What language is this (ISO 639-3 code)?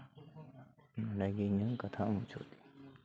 sat